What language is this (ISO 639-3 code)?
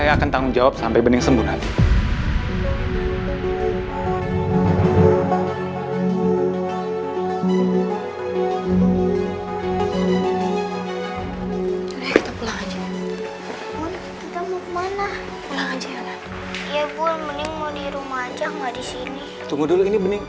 ind